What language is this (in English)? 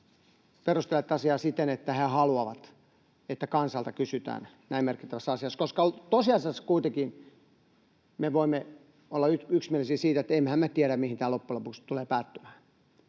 Finnish